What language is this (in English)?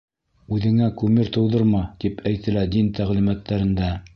Bashkir